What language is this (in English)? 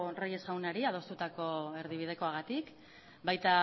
Basque